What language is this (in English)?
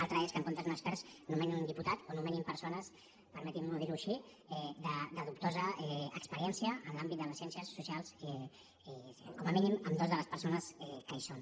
Catalan